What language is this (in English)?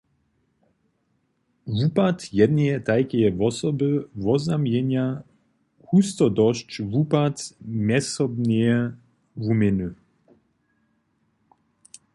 Upper Sorbian